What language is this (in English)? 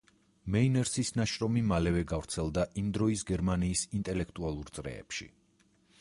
Georgian